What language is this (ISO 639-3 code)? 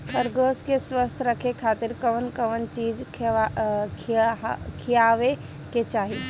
bho